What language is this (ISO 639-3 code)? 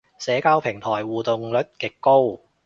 yue